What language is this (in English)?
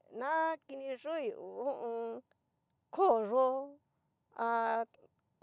Cacaloxtepec Mixtec